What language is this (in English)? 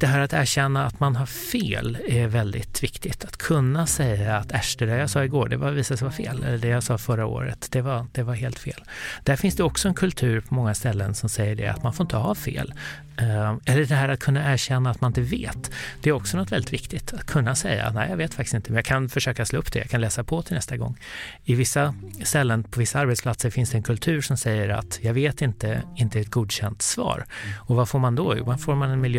Swedish